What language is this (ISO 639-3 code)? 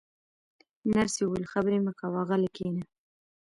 pus